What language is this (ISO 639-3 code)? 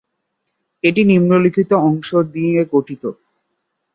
ben